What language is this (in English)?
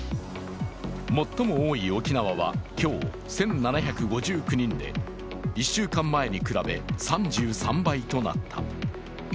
Japanese